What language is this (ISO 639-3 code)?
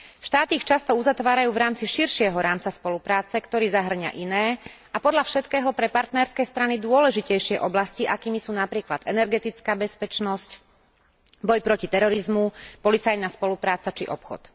slk